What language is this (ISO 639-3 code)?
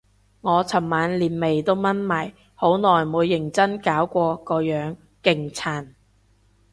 yue